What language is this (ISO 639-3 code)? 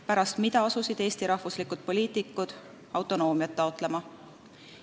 est